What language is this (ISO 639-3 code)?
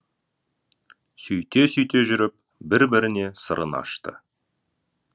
kaz